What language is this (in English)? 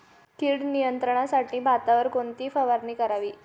Marathi